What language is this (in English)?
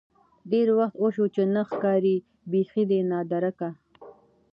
Pashto